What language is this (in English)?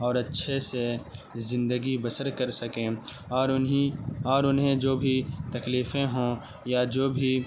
Urdu